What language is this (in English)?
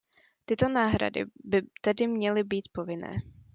Czech